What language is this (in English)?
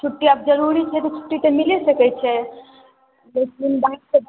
Maithili